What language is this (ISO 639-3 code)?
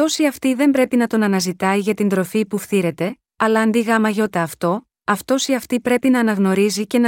ell